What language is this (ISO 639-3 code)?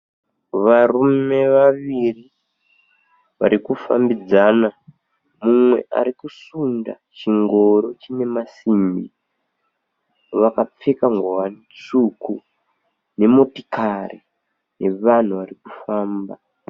sna